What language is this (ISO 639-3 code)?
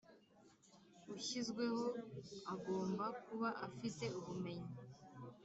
kin